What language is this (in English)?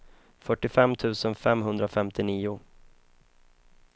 Swedish